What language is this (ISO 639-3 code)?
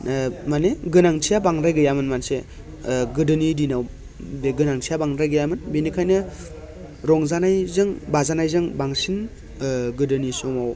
brx